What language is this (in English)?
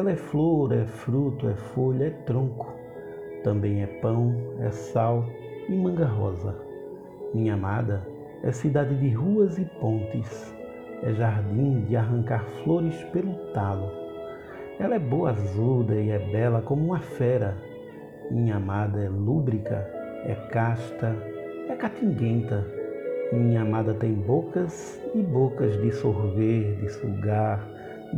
Portuguese